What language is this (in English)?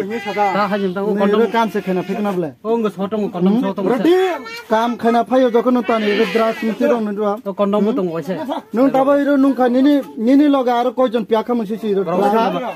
Romanian